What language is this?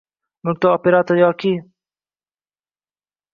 Uzbek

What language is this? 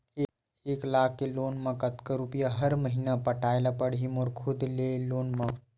Chhattisgarhi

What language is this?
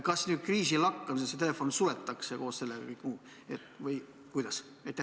Estonian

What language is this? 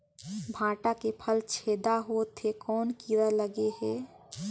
Chhattisgarhi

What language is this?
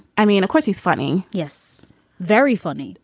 English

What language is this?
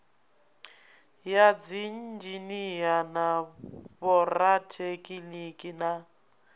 Venda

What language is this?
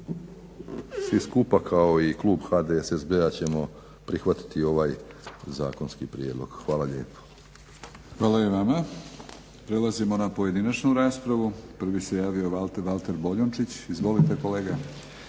Croatian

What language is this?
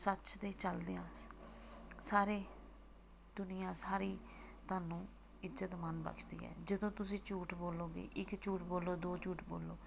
Punjabi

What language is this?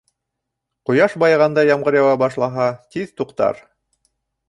Bashkir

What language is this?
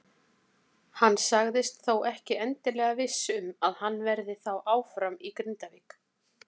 Icelandic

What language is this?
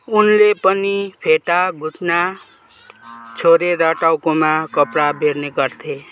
Nepali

